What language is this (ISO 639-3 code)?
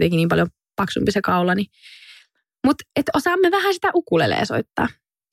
fin